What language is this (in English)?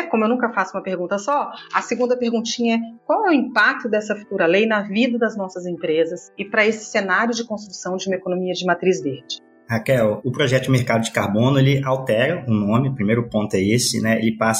Portuguese